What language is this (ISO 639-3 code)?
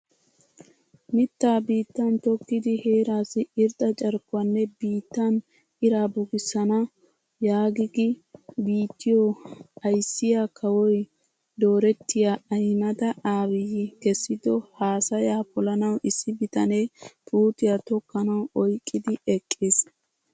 wal